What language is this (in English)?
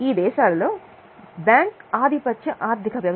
Telugu